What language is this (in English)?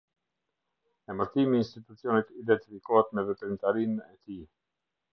Albanian